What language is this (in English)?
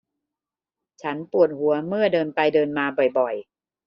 Thai